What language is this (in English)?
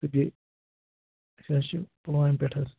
Kashmiri